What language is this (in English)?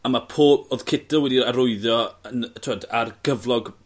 Welsh